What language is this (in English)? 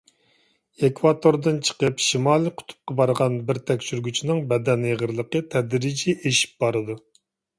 Uyghur